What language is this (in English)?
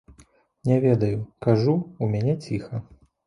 Belarusian